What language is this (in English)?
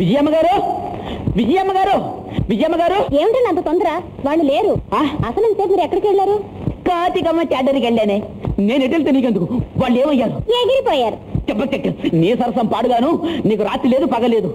Telugu